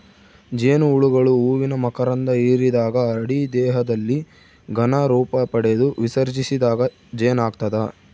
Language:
Kannada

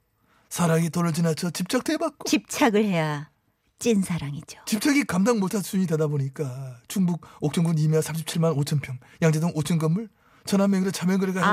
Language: Korean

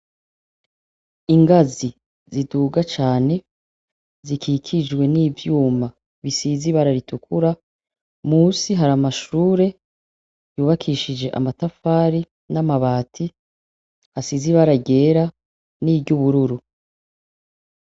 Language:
Rundi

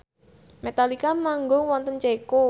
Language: Javanese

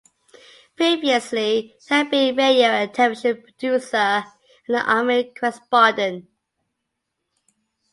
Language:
English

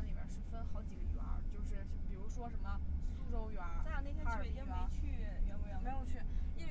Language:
Chinese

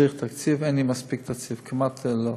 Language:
Hebrew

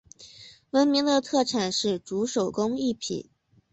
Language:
Chinese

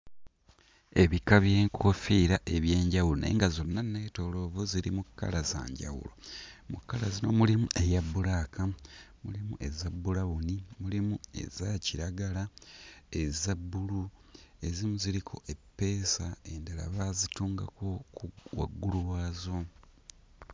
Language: Ganda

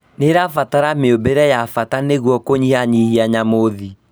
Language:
Kikuyu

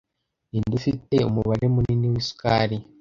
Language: Kinyarwanda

